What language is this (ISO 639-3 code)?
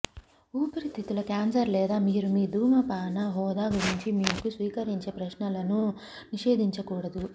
tel